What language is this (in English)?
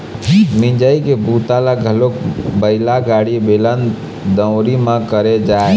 Chhattisgarhi